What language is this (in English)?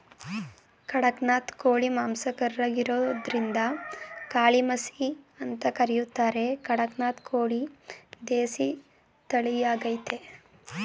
Kannada